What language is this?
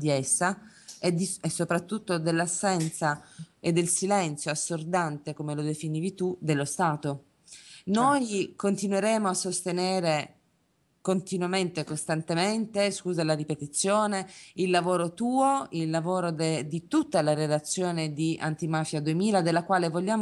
Italian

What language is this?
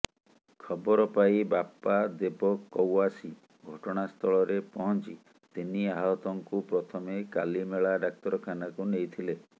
Odia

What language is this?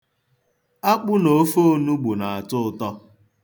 Igbo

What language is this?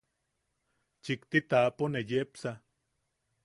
Yaqui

